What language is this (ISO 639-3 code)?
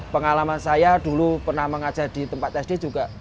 ind